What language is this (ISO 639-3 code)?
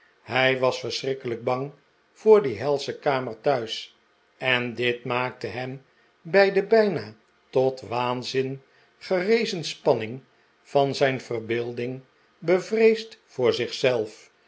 nld